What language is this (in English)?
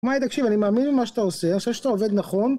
Hebrew